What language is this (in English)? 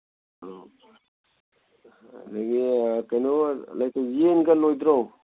Manipuri